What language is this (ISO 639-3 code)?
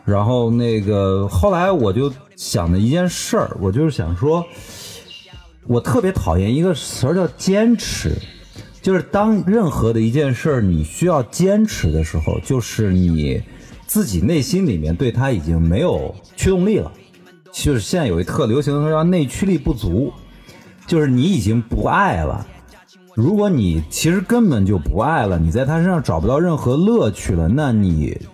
zho